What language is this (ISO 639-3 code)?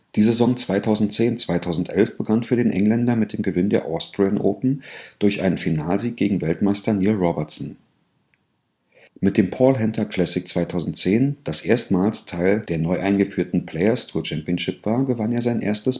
deu